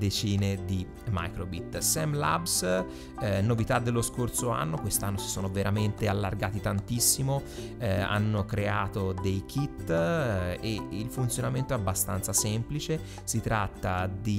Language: Italian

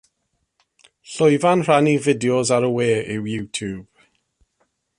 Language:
Welsh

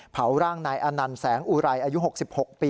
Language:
Thai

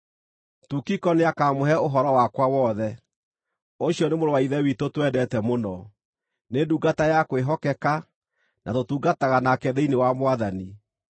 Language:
Kikuyu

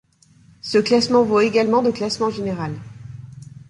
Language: French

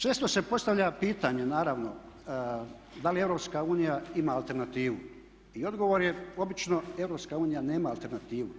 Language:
Croatian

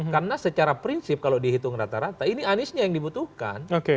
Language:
Indonesian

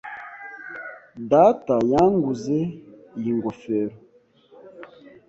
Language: Kinyarwanda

